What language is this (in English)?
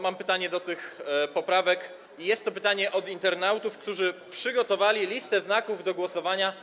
Polish